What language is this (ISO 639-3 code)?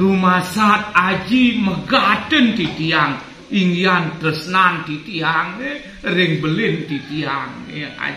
ind